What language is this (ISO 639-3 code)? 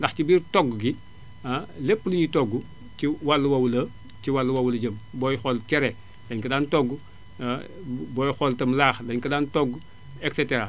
wol